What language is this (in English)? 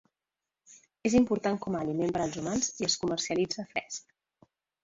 Catalan